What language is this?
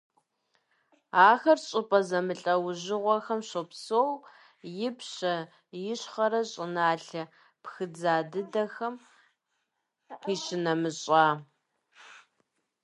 Kabardian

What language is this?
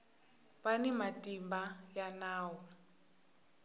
Tsonga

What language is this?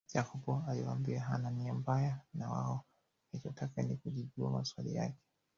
Swahili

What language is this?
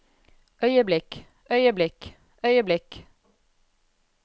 Norwegian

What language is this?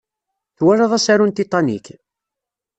Kabyle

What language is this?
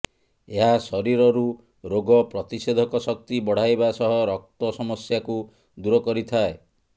Odia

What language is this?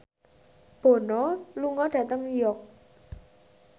Javanese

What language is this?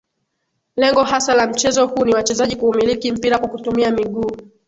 Swahili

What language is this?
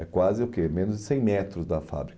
Portuguese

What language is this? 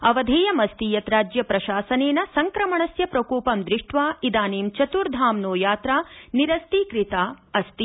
Sanskrit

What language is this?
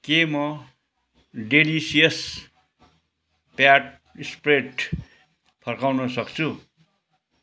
Nepali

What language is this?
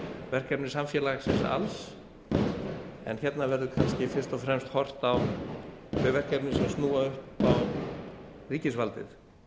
Icelandic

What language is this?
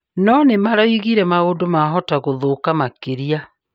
Kikuyu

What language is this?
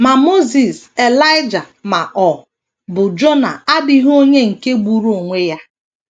Igbo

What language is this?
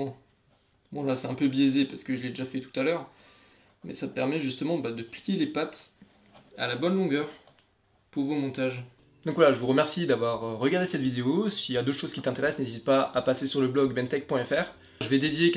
French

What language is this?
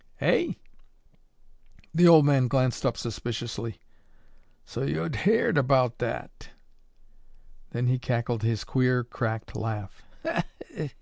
English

